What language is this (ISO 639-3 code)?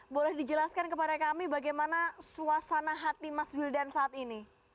ind